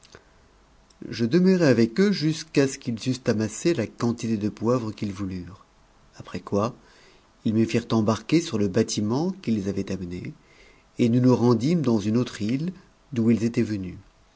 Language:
French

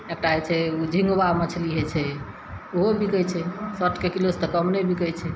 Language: Maithili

